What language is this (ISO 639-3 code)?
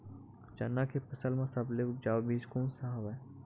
hne